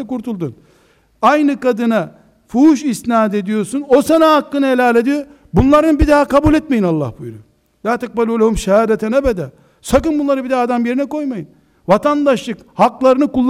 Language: Turkish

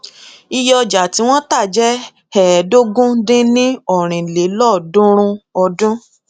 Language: Yoruba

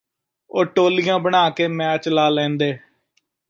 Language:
Punjabi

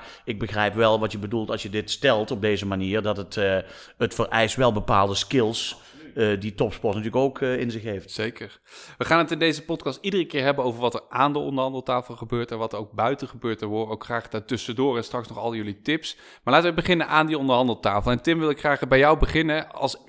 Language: Dutch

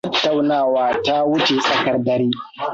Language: Hausa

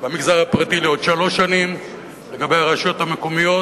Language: Hebrew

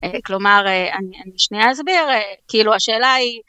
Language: Hebrew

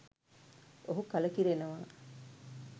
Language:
Sinhala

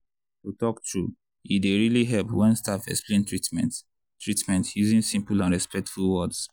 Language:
Nigerian Pidgin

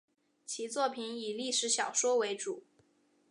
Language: Chinese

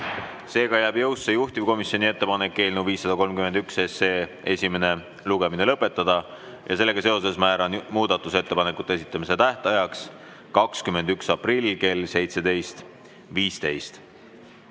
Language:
Estonian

